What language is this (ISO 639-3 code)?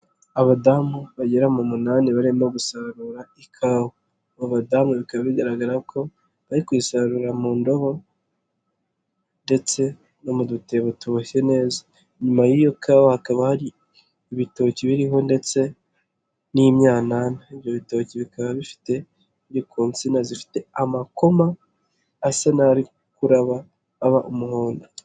kin